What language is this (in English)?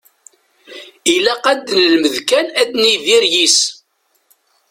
Kabyle